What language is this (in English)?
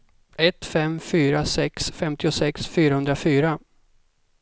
Swedish